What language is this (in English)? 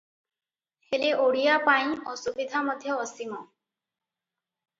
Odia